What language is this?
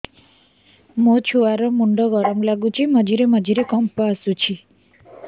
Odia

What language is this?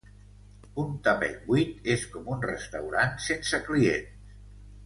Catalan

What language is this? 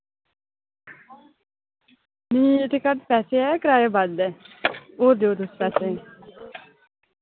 Dogri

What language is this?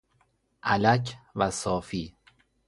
Persian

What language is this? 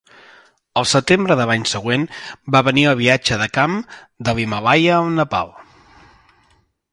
Catalan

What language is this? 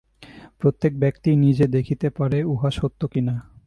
Bangla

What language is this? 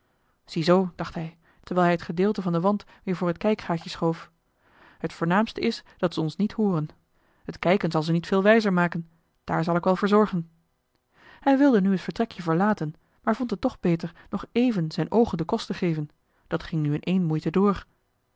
Dutch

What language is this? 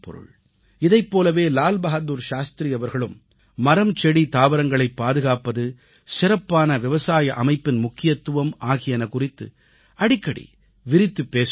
Tamil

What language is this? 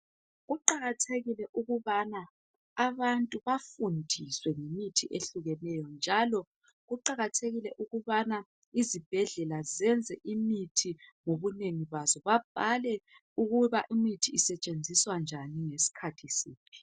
North Ndebele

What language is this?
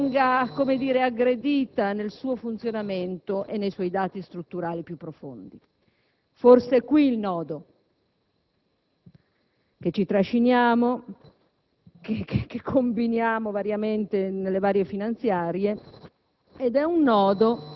Italian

